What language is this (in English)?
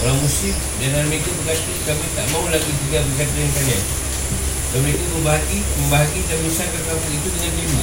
Malay